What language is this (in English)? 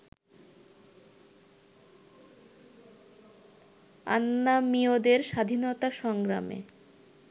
Bangla